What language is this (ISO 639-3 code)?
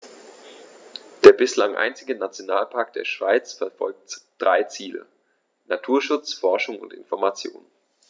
deu